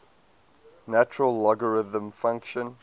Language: English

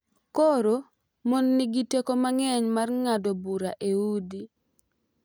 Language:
Luo (Kenya and Tanzania)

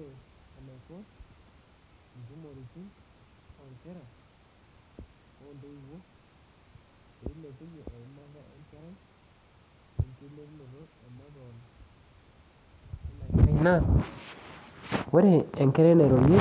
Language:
Masai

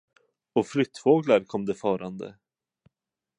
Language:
Swedish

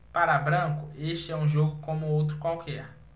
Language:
Portuguese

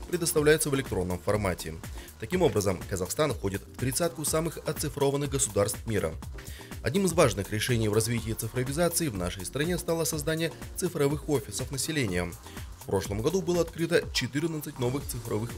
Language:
Russian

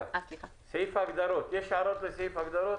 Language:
Hebrew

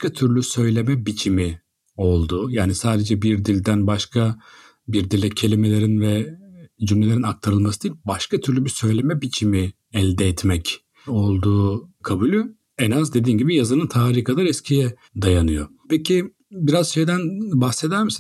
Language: Turkish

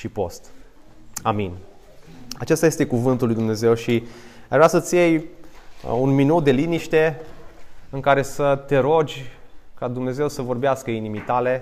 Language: Romanian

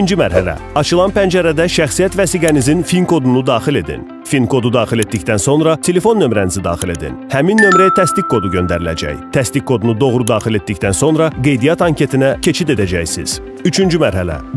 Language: Turkish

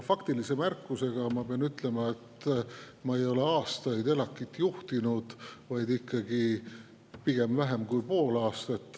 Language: Estonian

